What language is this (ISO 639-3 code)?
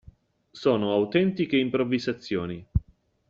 ita